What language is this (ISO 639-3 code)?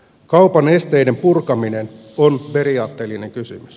fin